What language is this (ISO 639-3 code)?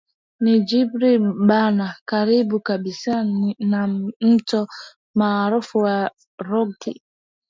swa